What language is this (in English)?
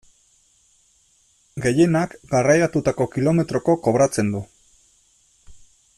Basque